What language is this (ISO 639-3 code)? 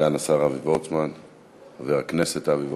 heb